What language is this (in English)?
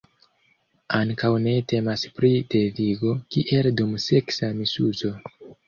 Esperanto